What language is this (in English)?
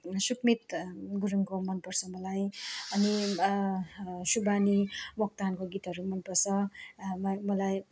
Nepali